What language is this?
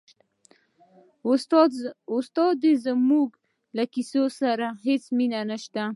Pashto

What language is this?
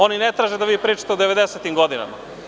Serbian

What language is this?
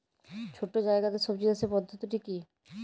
Bangla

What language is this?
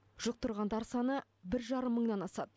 Kazakh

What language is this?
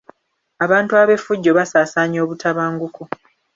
Ganda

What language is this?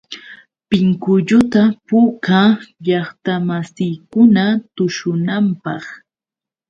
Yauyos Quechua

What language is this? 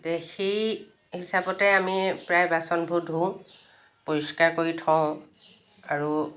Assamese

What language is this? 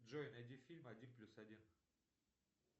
Russian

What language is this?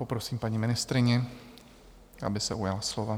Czech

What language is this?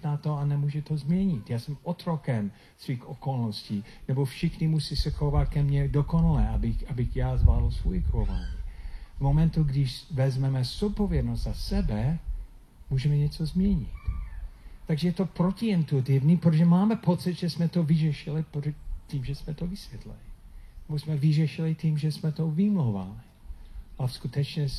Czech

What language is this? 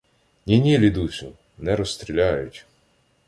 Ukrainian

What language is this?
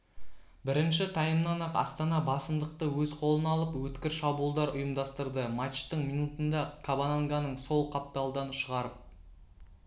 Kazakh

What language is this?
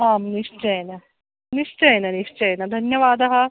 Sanskrit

